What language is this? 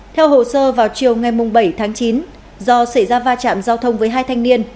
Vietnamese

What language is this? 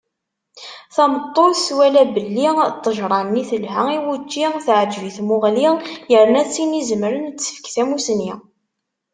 Kabyle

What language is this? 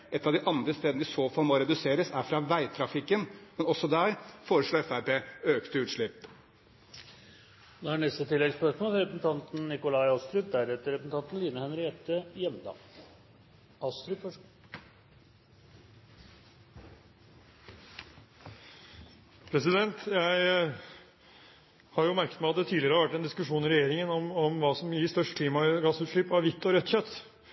Norwegian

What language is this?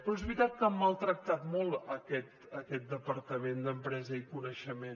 Catalan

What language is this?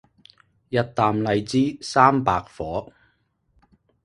Cantonese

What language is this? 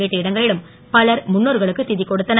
Tamil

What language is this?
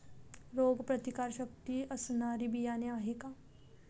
Marathi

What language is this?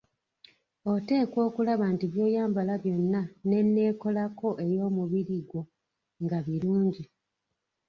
Ganda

